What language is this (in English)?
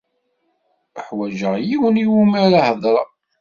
Kabyle